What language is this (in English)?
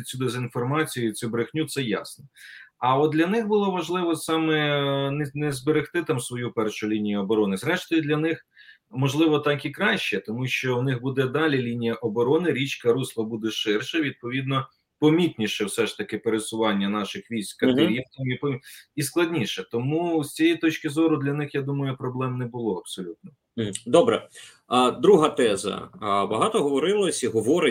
Ukrainian